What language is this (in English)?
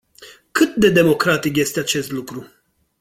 Romanian